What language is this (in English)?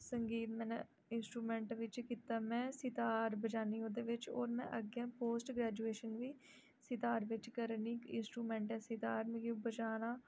Dogri